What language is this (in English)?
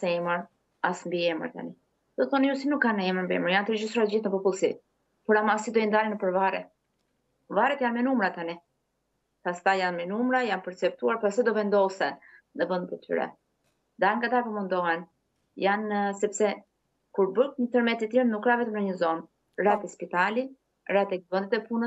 Romanian